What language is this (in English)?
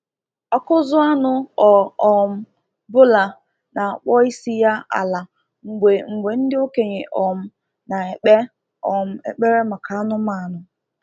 Igbo